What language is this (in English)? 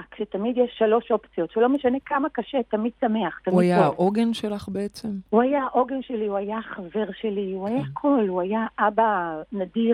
Hebrew